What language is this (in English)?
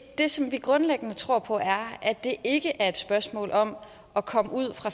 Danish